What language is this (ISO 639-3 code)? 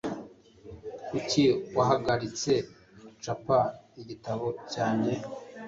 kin